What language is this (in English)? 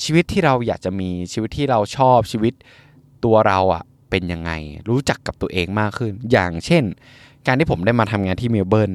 Thai